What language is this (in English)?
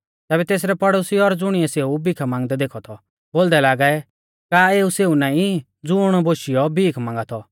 Mahasu Pahari